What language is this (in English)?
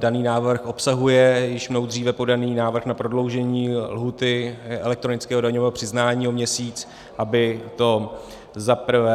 Czech